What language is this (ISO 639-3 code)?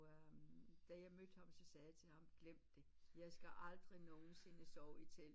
dan